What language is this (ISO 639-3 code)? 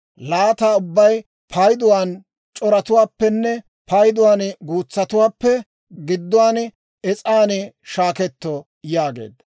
dwr